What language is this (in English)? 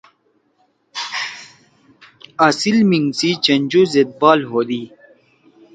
Torwali